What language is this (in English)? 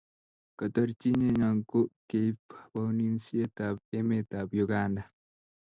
Kalenjin